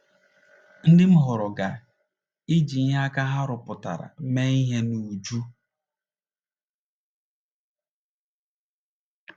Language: Igbo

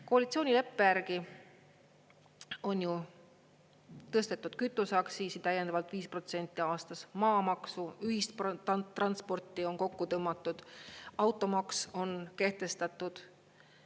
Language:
Estonian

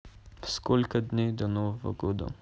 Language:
Russian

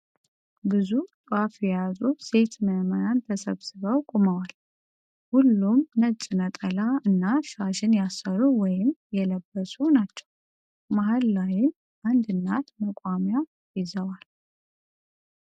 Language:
Amharic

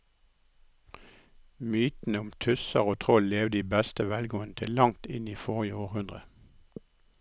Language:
Norwegian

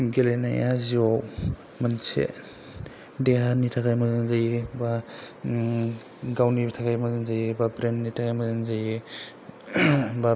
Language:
Bodo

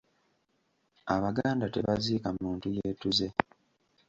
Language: Ganda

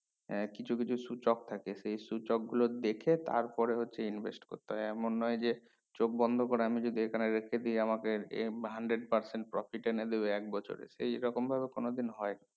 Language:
Bangla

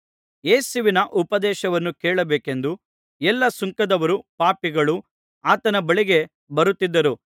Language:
Kannada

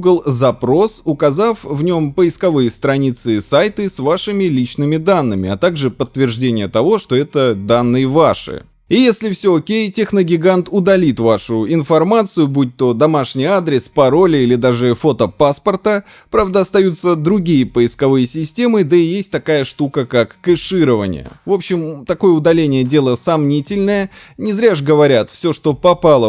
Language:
Russian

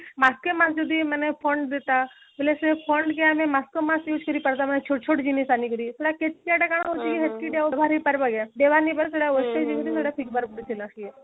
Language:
Odia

